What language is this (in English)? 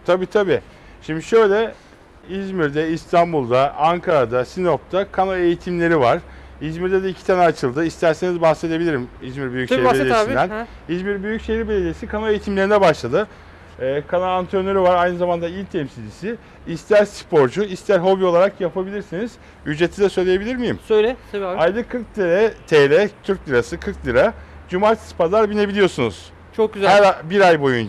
Turkish